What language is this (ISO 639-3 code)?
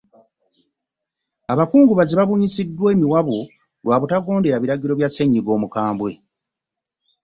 lug